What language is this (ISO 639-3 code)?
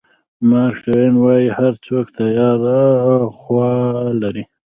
pus